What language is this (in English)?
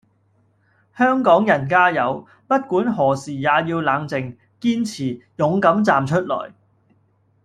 Cantonese